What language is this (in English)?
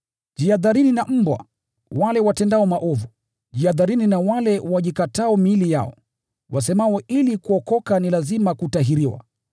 Swahili